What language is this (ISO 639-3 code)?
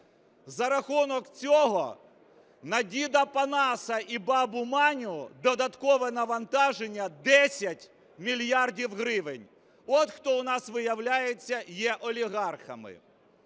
ukr